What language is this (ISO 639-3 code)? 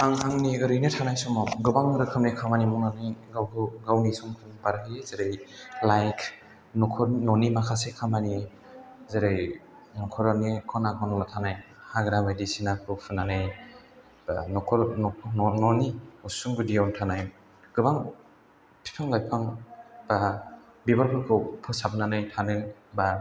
brx